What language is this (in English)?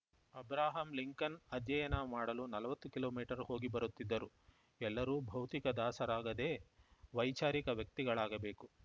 Kannada